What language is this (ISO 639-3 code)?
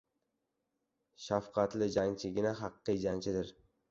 uzb